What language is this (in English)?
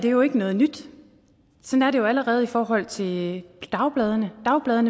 Danish